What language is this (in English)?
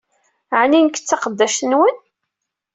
Kabyle